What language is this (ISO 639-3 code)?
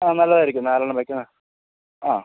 mal